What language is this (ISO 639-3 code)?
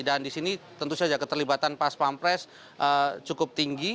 ind